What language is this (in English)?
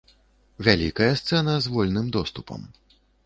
Belarusian